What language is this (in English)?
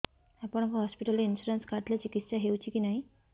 Odia